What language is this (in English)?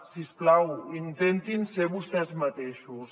Catalan